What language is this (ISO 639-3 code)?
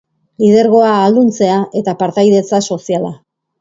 eus